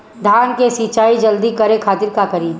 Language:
Bhojpuri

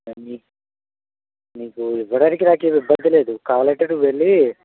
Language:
Telugu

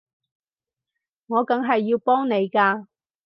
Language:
Cantonese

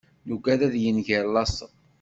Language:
Kabyle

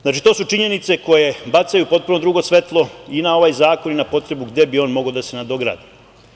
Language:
Serbian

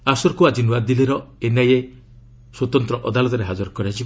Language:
Odia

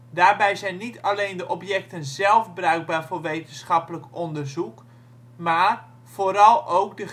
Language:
Dutch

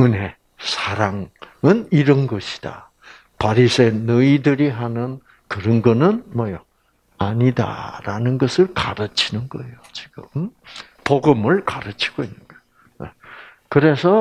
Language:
Korean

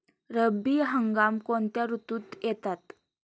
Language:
Marathi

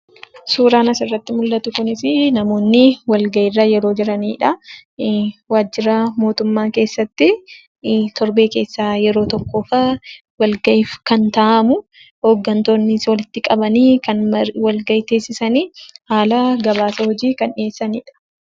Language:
Oromo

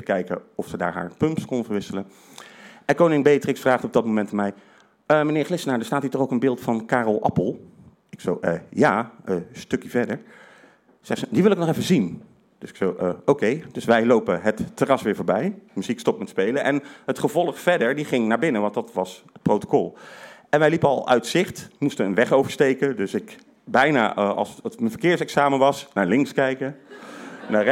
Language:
Dutch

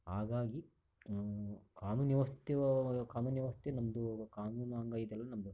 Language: Kannada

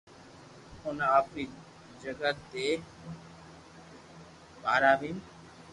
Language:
Loarki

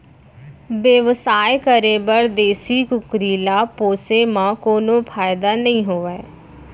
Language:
Chhattisgarhi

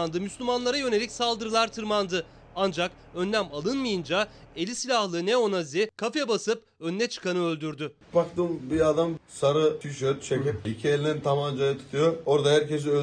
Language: Turkish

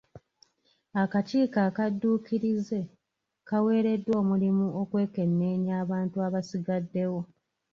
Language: Ganda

